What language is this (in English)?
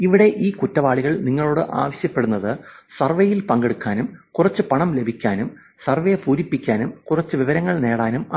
Malayalam